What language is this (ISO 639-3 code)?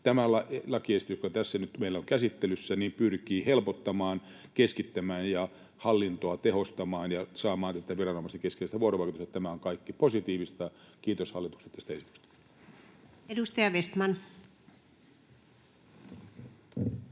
fin